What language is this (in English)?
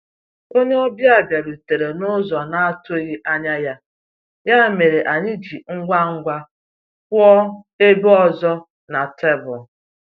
Igbo